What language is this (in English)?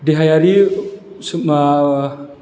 Bodo